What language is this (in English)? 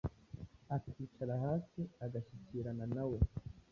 Kinyarwanda